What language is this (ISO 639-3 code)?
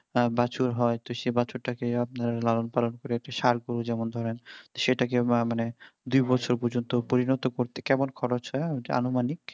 ben